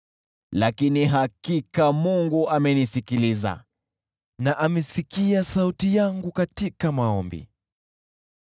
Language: Swahili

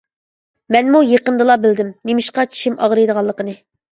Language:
Uyghur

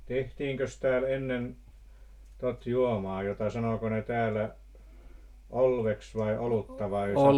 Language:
Finnish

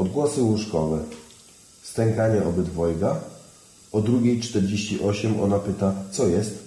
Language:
Polish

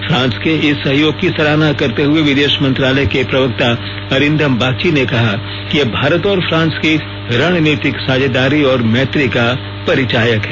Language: Hindi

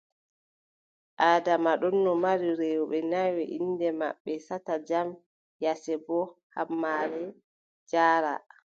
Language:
Adamawa Fulfulde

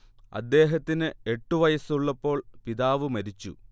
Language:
Malayalam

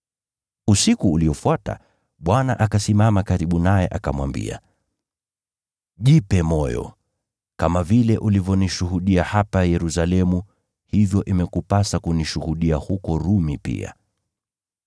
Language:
Swahili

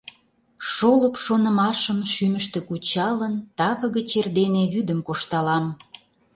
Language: Mari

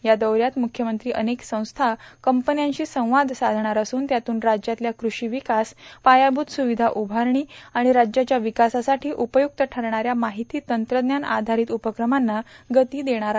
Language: Marathi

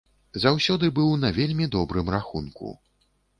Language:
Belarusian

